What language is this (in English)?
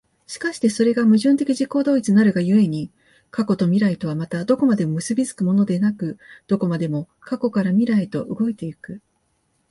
Japanese